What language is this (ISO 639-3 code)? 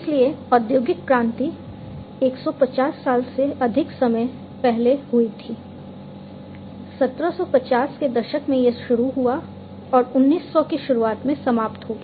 hin